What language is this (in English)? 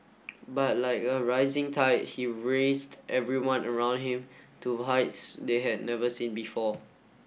English